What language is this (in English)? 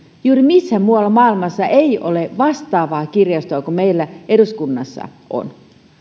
Finnish